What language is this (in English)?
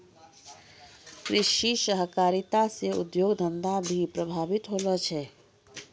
Maithili